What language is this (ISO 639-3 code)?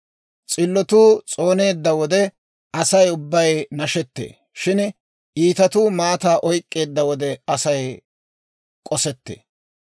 dwr